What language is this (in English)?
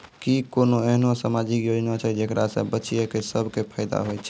Maithili